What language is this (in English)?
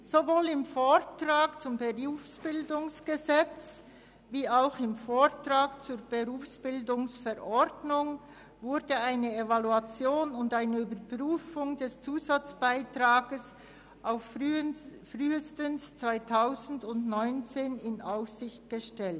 Swiss German